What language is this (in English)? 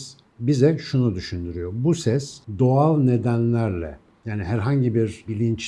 Turkish